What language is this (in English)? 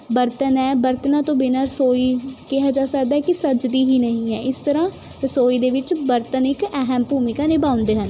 Punjabi